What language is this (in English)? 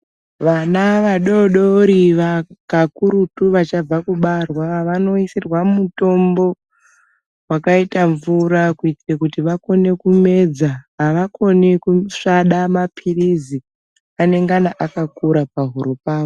Ndau